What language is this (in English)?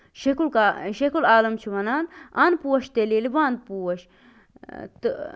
Kashmiri